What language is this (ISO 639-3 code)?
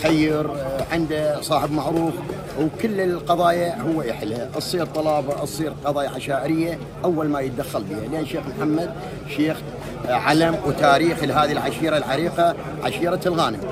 ara